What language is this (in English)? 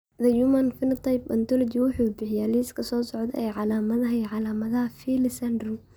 Somali